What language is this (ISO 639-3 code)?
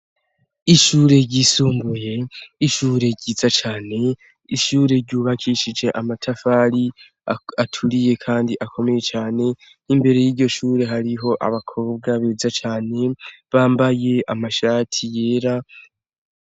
run